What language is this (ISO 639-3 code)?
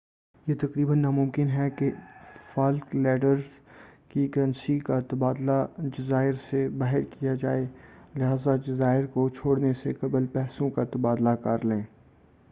urd